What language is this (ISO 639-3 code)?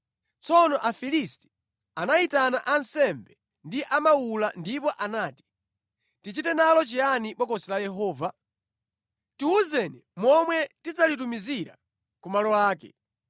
nya